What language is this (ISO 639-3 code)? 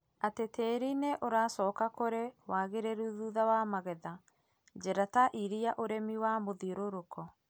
kik